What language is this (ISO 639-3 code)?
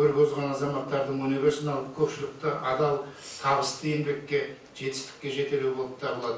tur